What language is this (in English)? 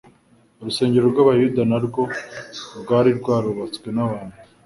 Kinyarwanda